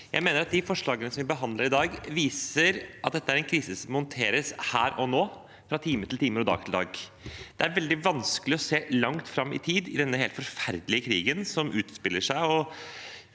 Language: Norwegian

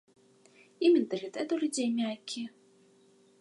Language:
Belarusian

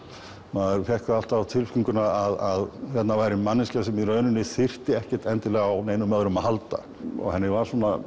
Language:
Icelandic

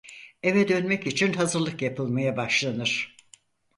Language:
Turkish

